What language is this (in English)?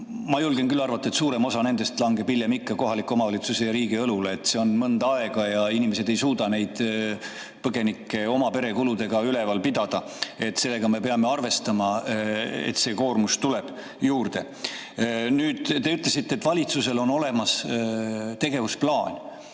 Estonian